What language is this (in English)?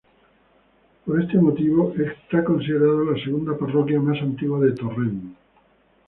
Spanish